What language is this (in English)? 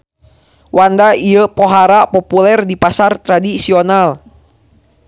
Sundanese